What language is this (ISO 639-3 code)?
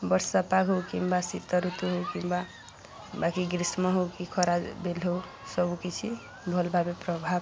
ori